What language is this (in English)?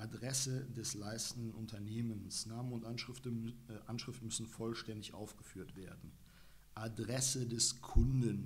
German